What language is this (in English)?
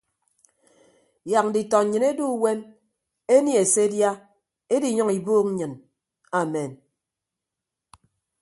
Ibibio